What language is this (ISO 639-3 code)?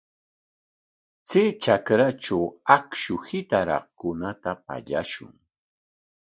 qwa